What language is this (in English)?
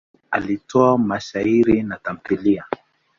Swahili